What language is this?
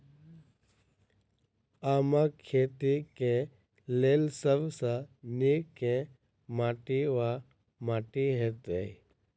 Maithili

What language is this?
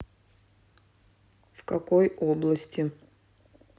Russian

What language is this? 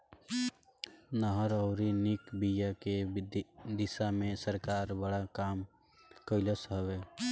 Bhojpuri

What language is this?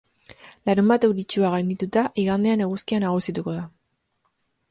Basque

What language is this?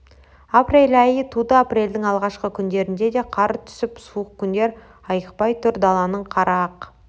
Kazakh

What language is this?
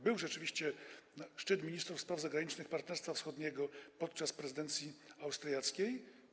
Polish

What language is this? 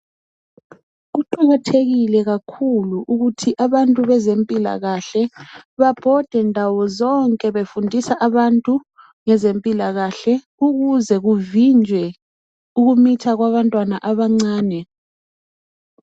North Ndebele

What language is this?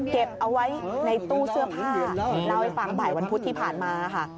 Thai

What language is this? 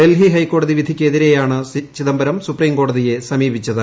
Malayalam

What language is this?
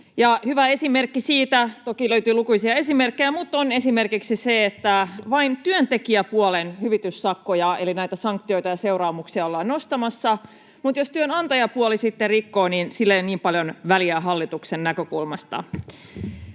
Finnish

